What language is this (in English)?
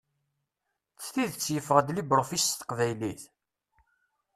Kabyle